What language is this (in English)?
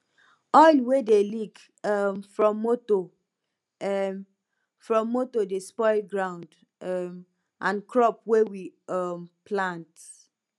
Nigerian Pidgin